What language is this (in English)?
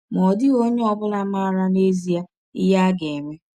Igbo